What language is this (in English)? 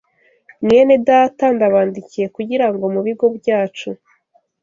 Kinyarwanda